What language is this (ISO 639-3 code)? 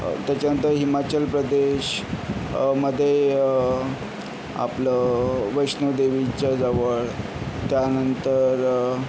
mar